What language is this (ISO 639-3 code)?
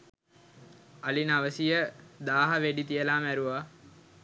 sin